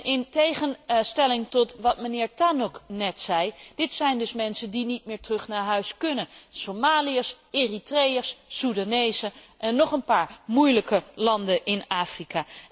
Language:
Dutch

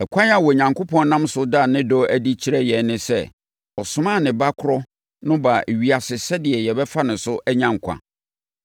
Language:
Akan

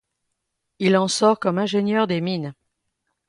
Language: French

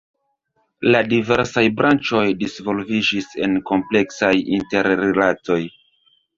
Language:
Esperanto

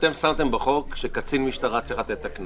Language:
Hebrew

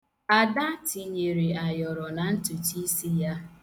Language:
Igbo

